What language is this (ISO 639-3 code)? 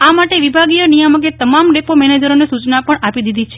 guj